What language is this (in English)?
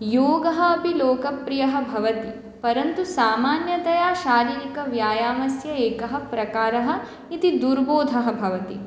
Sanskrit